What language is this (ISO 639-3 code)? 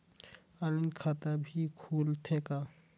hne